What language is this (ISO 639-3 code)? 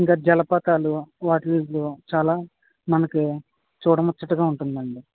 tel